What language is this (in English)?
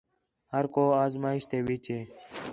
Khetrani